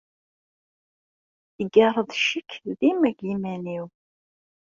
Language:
Kabyle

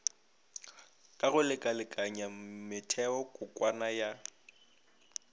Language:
Northern Sotho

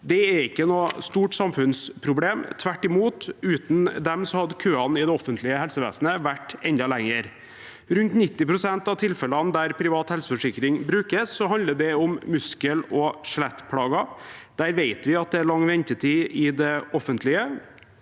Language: Norwegian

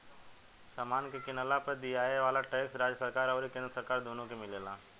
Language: Bhojpuri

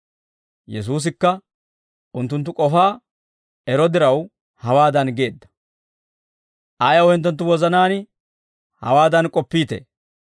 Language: Dawro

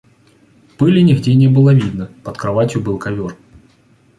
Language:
Russian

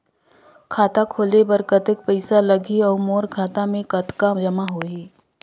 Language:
Chhattisgarhi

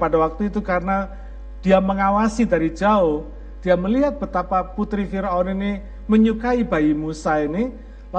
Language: Indonesian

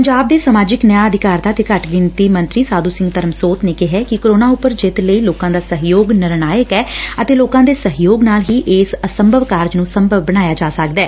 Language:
Punjabi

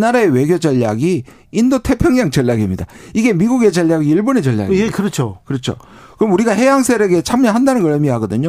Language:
Korean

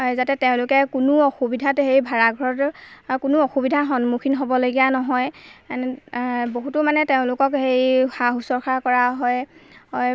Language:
Assamese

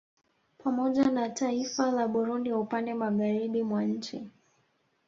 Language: Swahili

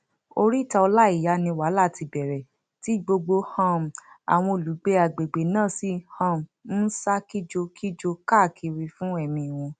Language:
Yoruba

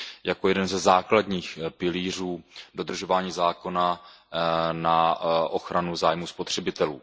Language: Czech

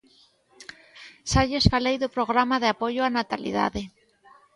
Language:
Galician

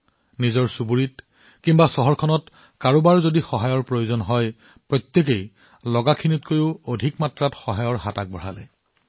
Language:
Assamese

